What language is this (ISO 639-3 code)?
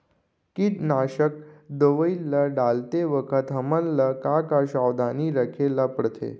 hne